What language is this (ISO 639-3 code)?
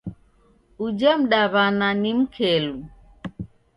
dav